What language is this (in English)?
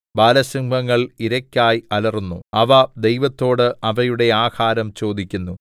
Malayalam